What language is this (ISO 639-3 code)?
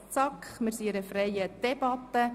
gsw